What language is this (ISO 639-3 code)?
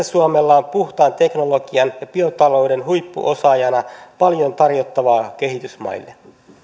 fin